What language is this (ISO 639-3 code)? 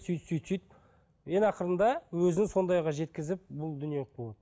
kaz